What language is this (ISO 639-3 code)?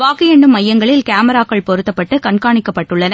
tam